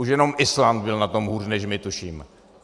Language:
Czech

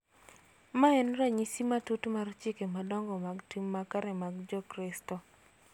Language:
Luo (Kenya and Tanzania)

